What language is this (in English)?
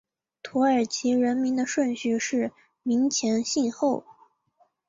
Chinese